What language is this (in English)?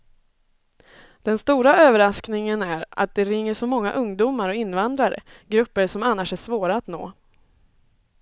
Swedish